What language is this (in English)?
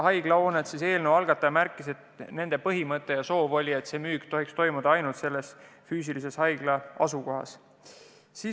Estonian